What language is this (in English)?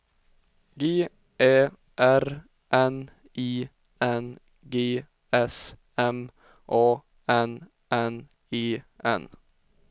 Swedish